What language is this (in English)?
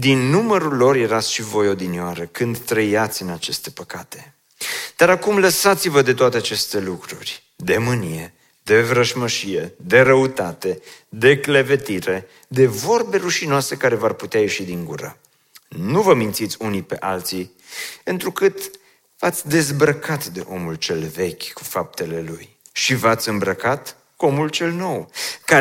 Romanian